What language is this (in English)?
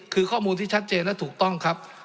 Thai